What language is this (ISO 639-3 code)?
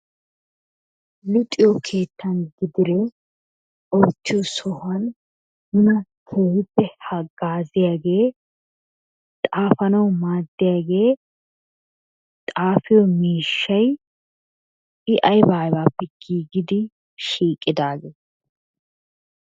wal